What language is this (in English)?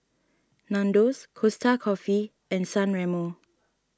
English